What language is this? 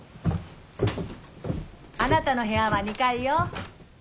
Japanese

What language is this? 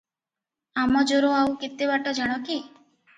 Odia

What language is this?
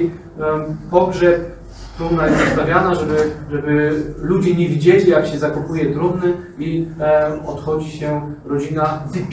Polish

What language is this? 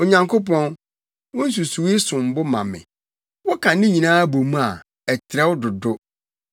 Akan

